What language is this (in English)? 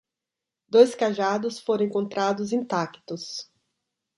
Portuguese